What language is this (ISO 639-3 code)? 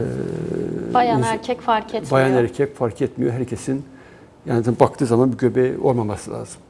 tur